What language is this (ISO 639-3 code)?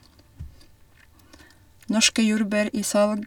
nor